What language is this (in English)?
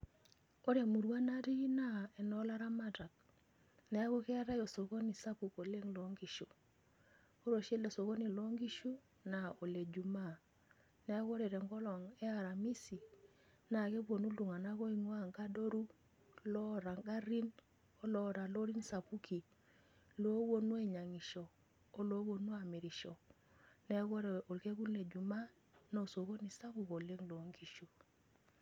Masai